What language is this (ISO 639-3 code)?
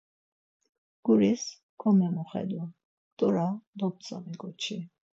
lzz